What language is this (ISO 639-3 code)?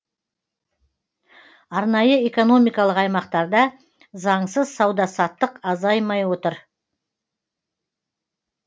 kaz